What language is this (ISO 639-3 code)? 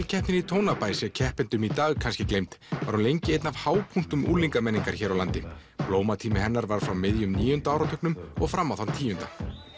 isl